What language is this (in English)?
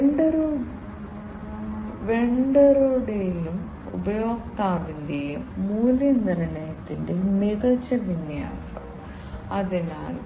Malayalam